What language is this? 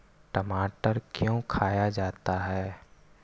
Magahi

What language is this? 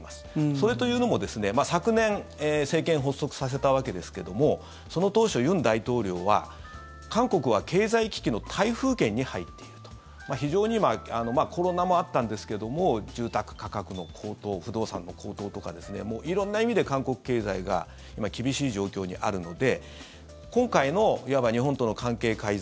Japanese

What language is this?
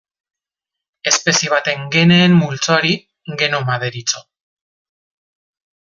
Basque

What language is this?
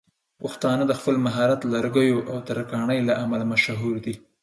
Pashto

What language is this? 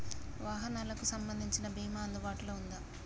Telugu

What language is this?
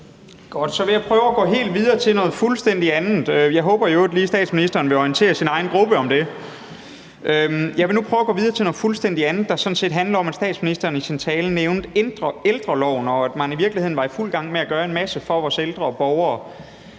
Danish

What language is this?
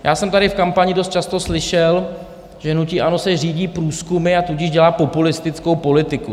Czech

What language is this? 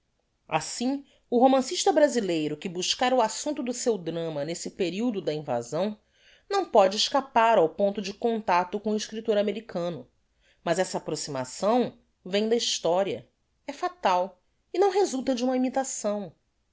Portuguese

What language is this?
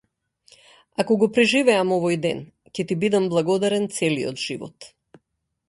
Macedonian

